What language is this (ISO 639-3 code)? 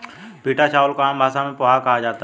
hin